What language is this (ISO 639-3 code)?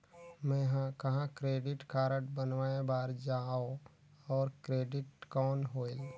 hne